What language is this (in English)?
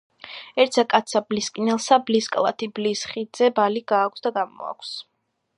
Georgian